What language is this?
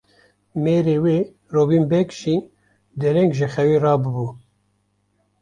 Kurdish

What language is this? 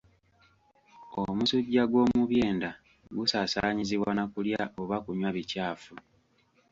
Ganda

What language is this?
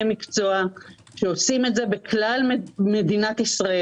Hebrew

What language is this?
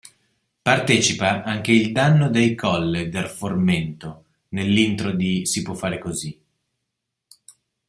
Italian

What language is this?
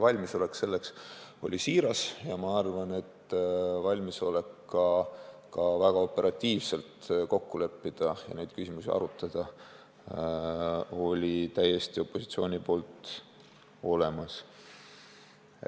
Estonian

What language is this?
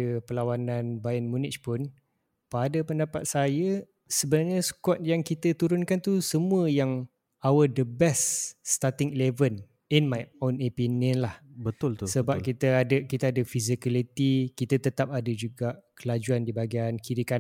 Malay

